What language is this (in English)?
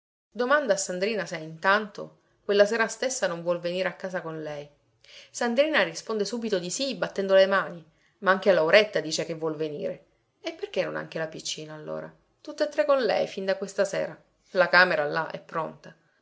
Italian